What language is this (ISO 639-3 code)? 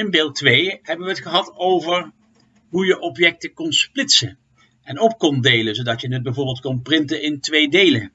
nld